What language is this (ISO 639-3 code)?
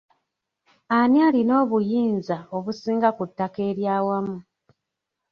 lug